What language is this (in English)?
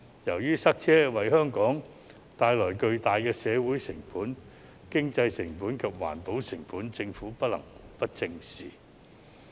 Cantonese